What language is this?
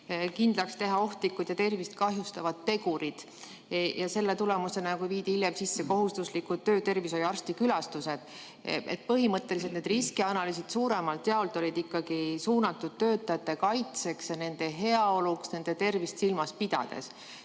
Estonian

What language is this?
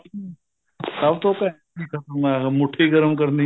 Punjabi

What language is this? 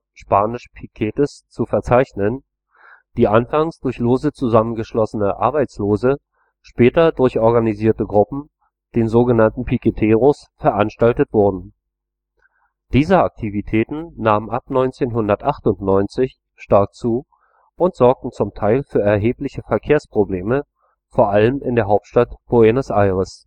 German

